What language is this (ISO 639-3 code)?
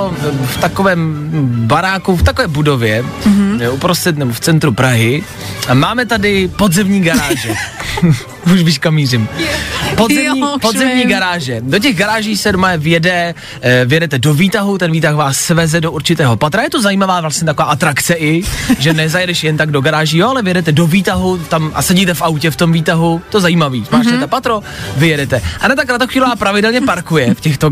ces